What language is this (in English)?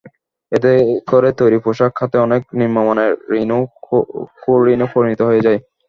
Bangla